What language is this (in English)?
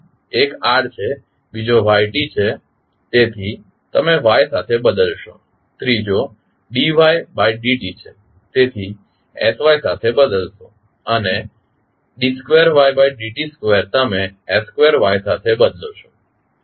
Gujarati